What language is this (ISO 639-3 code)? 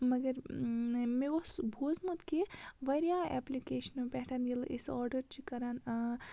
kas